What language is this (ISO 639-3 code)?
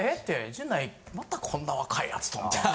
jpn